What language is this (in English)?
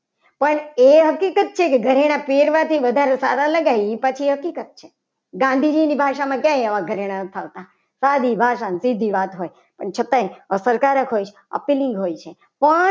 Gujarati